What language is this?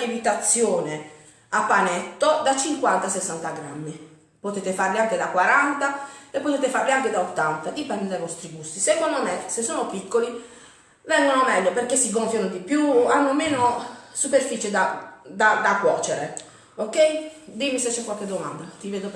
Italian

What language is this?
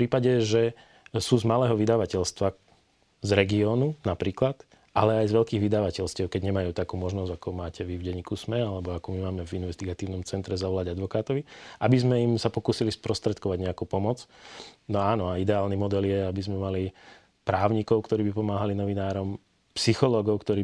Slovak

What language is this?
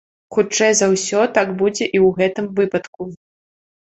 Belarusian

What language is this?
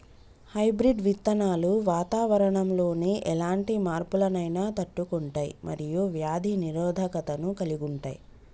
Telugu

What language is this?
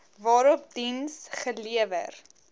Afrikaans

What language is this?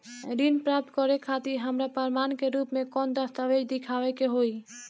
Bhojpuri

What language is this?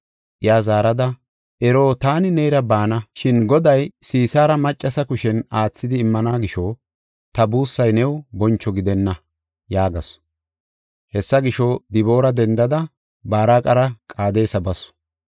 Gofa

